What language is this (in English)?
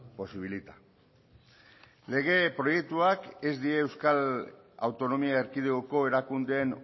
Basque